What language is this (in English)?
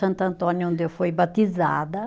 Portuguese